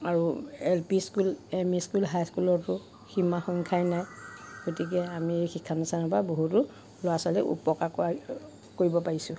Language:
Assamese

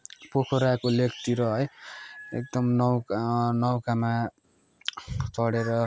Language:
Nepali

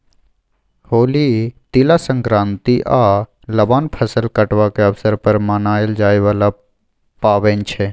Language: Maithili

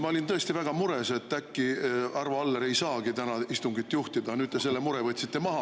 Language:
Estonian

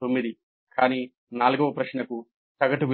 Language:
Telugu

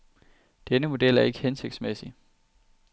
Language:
Danish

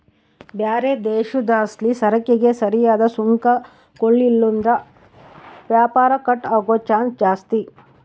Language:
Kannada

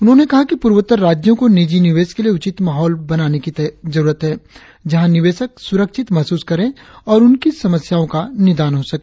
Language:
Hindi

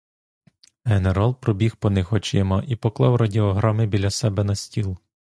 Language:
Ukrainian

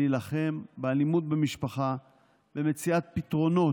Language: Hebrew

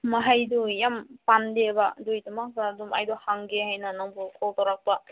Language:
Manipuri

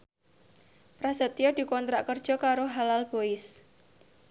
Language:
Javanese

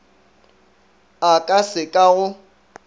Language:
Northern Sotho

